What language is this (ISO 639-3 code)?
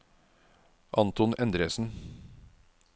nor